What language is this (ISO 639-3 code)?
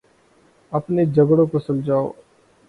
urd